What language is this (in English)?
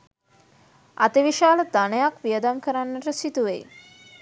Sinhala